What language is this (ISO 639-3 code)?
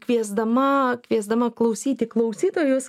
lit